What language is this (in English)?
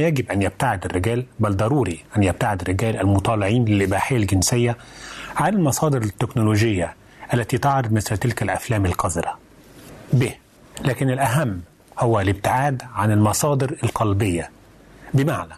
Arabic